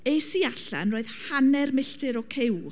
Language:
Welsh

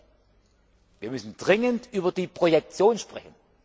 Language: German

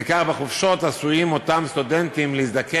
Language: Hebrew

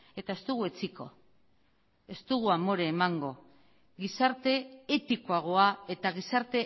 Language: Basque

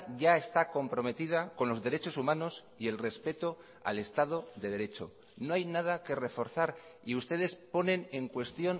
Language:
Spanish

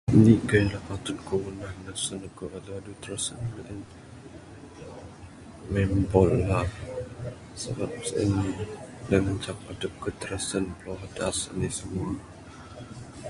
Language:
Bukar-Sadung Bidayuh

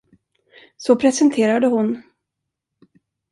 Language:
Swedish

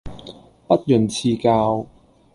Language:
Cantonese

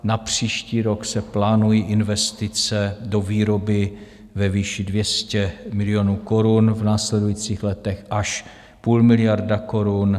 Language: Czech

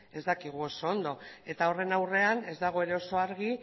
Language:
Basque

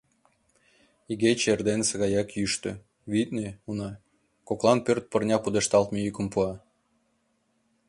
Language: Mari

